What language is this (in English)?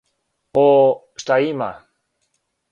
Serbian